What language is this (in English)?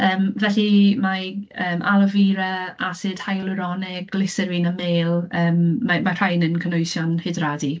Welsh